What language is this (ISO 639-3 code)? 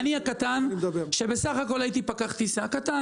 heb